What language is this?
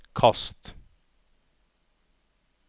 Norwegian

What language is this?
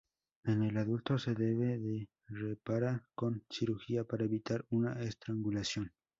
Spanish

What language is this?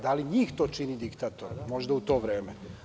Serbian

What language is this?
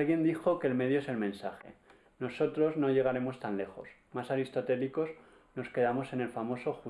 Spanish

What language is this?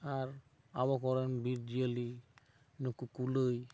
Santali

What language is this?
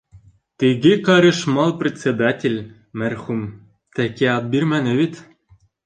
Bashkir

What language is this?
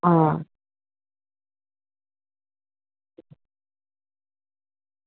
Dogri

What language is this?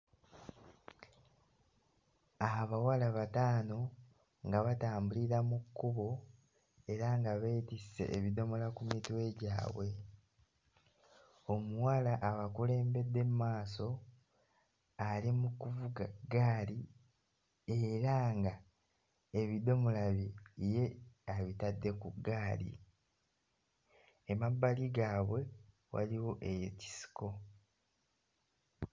Ganda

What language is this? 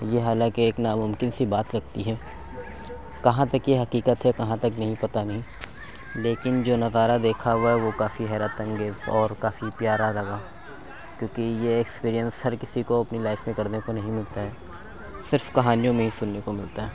Urdu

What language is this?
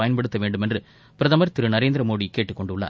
Tamil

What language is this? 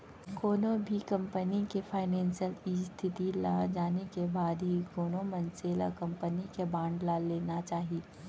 Chhattisgarhi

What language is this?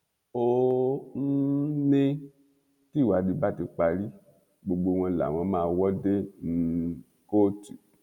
Yoruba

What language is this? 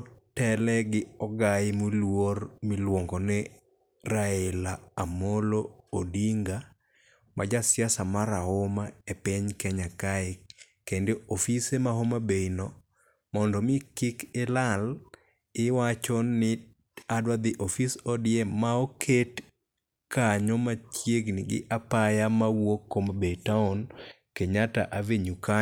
Luo (Kenya and Tanzania)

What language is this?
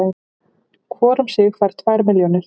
Icelandic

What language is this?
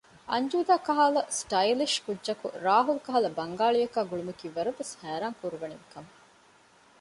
Divehi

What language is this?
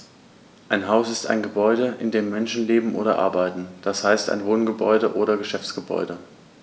German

